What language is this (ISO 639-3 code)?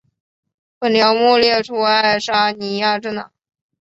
zho